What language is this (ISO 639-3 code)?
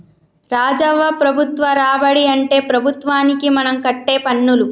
tel